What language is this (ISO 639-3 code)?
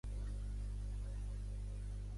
cat